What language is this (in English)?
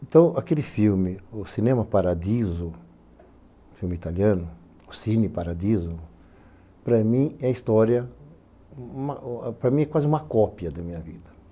Portuguese